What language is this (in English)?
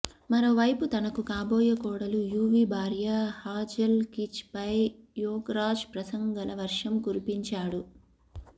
Telugu